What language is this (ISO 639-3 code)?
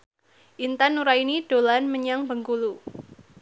jav